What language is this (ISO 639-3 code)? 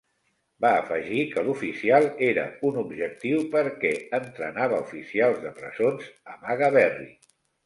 cat